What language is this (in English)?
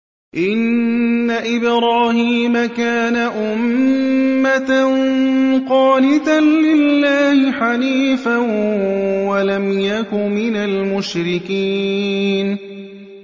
Arabic